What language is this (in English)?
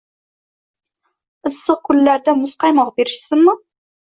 Uzbek